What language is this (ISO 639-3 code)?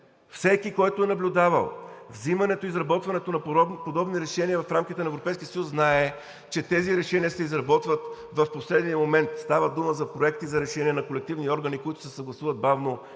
bul